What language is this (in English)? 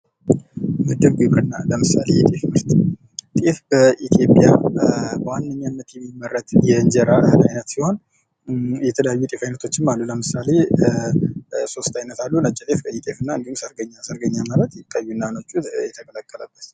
Amharic